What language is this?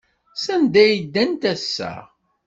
Kabyle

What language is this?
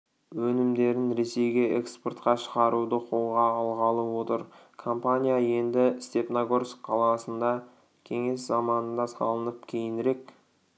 Kazakh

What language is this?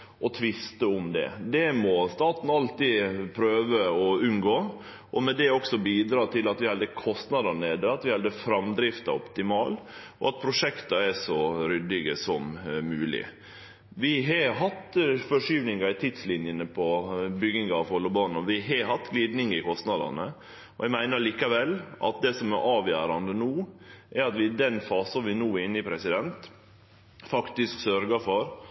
Norwegian Nynorsk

